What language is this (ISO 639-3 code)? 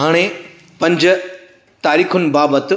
snd